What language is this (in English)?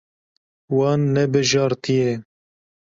Kurdish